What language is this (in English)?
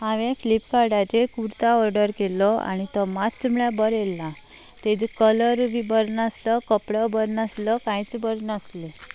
Konkani